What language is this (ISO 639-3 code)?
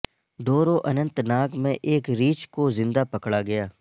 urd